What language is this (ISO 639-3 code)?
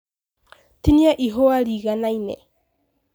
kik